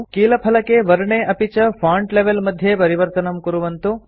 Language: Sanskrit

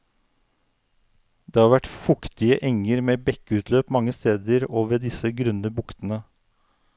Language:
Norwegian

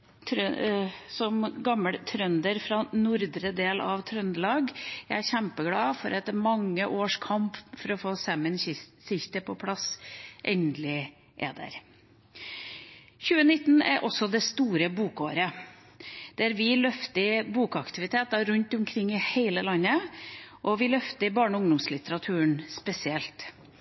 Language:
Norwegian Bokmål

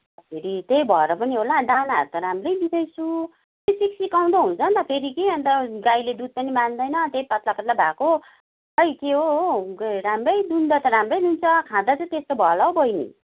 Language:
Nepali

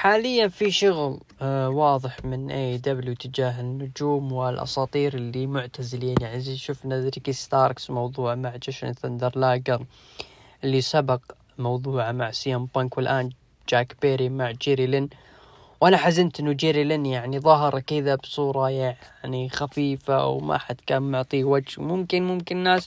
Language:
Arabic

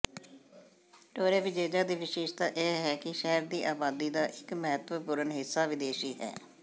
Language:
Punjabi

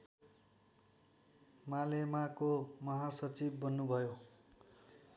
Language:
Nepali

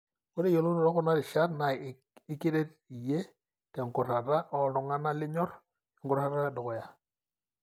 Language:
Masai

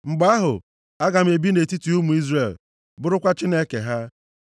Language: Igbo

